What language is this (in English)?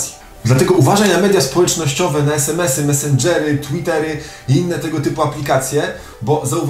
Polish